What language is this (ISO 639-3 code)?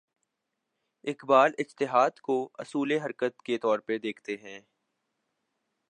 urd